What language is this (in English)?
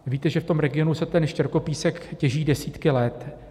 Czech